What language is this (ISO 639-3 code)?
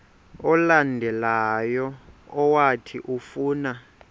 xho